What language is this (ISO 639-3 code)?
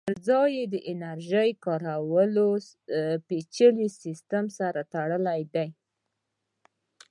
pus